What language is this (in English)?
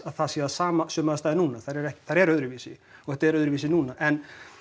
Icelandic